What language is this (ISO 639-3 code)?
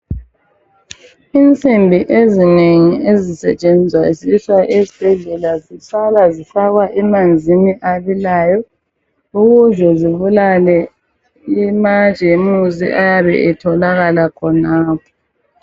nde